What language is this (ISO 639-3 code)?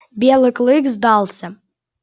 rus